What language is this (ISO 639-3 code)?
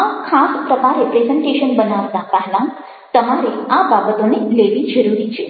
guj